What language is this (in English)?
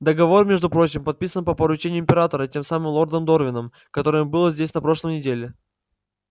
Russian